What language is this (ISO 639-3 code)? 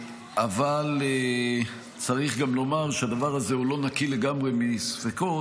heb